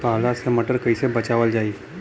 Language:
Bhojpuri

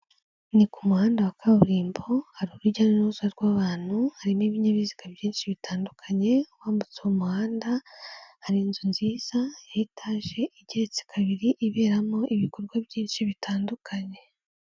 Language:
Kinyarwanda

